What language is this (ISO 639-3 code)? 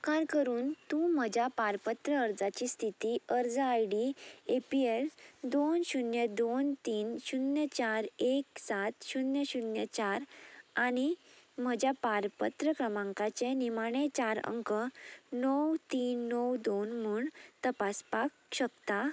kok